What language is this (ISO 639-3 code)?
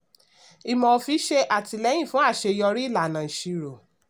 yor